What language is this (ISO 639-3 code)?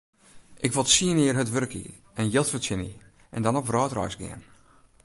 fry